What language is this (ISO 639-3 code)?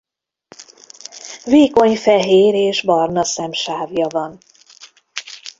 hun